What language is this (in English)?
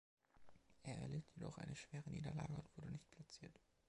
German